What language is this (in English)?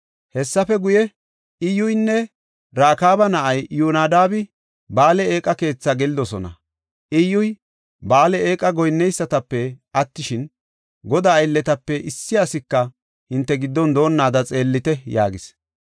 Gofa